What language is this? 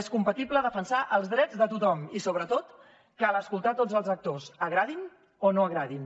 Catalan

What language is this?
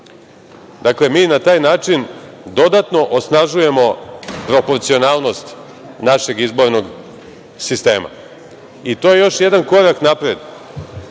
Serbian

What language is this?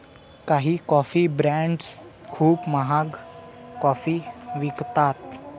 Marathi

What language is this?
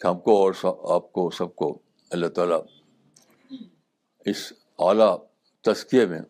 Urdu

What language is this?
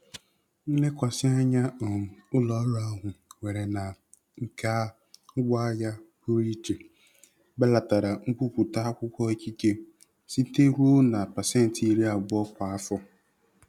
Igbo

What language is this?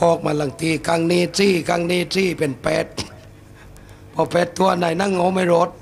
Thai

